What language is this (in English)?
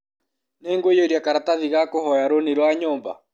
Kikuyu